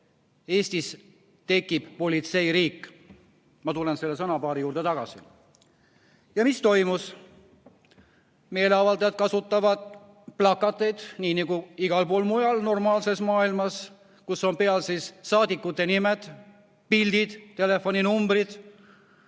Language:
Estonian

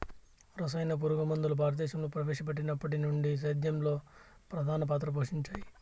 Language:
Telugu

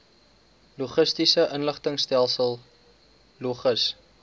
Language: Afrikaans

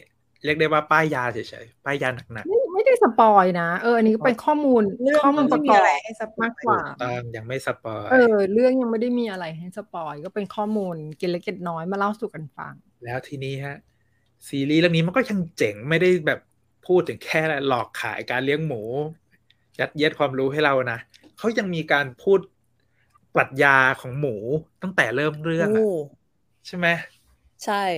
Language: Thai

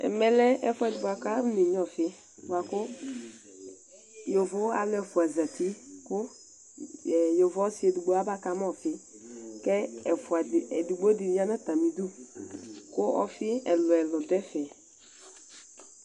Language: Ikposo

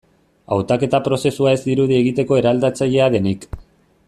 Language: Basque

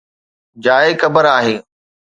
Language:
Sindhi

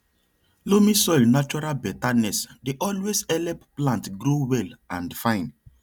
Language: Nigerian Pidgin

